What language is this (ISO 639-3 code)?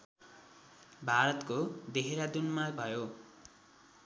nep